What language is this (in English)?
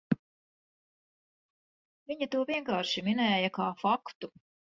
Latvian